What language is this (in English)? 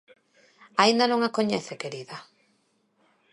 Galician